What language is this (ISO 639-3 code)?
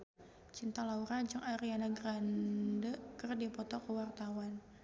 sun